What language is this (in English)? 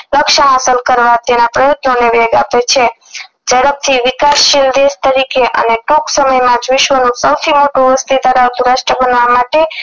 Gujarati